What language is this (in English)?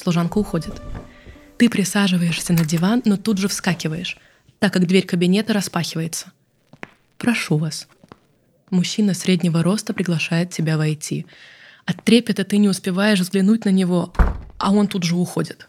Russian